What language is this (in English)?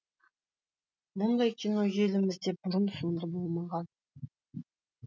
Kazakh